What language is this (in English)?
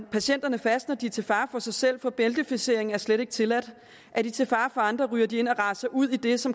Danish